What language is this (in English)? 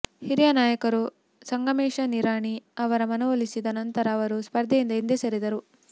Kannada